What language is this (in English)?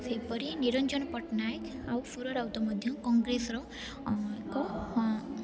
Odia